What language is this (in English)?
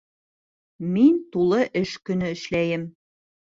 Bashkir